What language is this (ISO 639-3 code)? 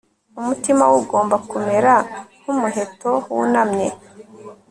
kin